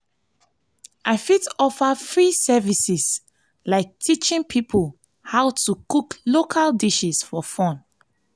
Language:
Nigerian Pidgin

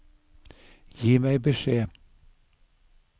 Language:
Norwegian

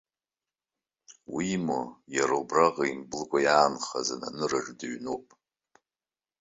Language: Abkhazian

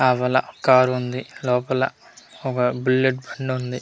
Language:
Telugu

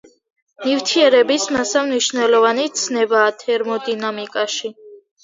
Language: Georgian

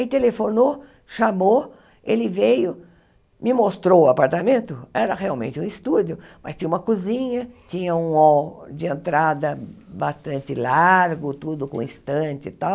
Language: Portuguese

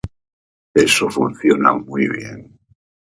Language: Spanish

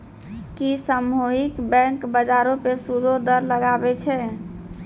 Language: Maithili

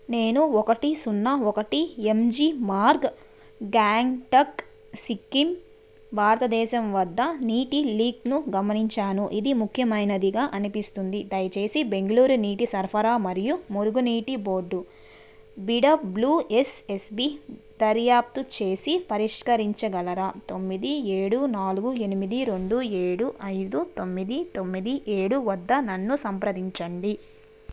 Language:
Telugu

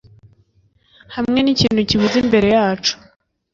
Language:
Kinyarwanda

